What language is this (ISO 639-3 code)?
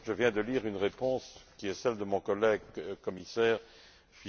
fra